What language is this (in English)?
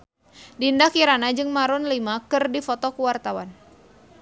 Sundanese